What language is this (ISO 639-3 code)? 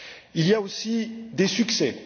fra